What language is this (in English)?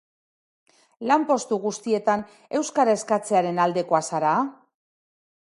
Basque